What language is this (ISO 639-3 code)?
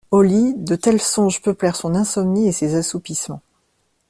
fra